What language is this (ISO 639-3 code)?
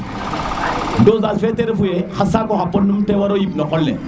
srr